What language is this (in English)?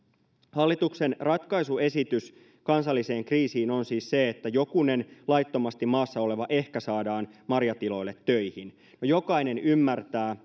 Finnish